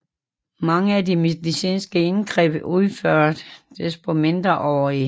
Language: Danish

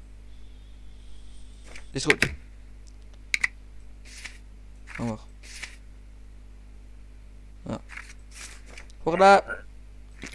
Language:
Dutch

